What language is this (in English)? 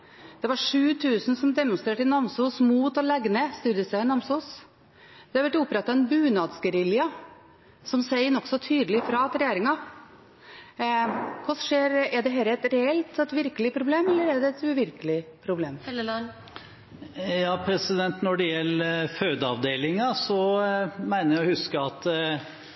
Norwegian Bokmål